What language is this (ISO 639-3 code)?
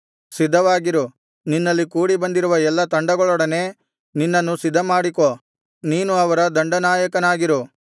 kan